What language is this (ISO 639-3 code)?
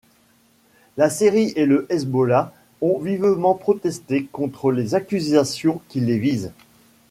fra